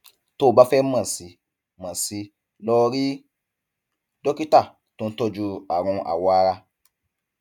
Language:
Yoruba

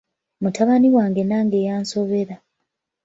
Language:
Ganda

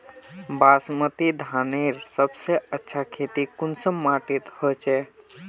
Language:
Magahi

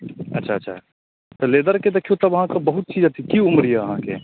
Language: Maithili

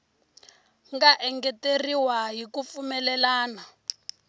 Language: Tsonga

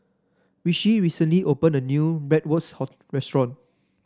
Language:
English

